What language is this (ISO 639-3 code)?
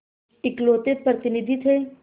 hin